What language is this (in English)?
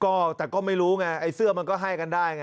Thai